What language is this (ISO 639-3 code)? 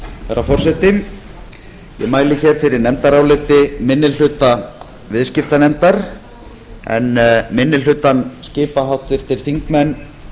isl